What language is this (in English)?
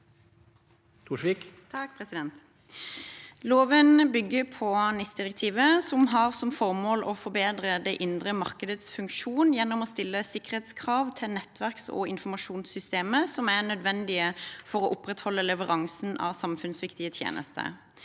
Norwegian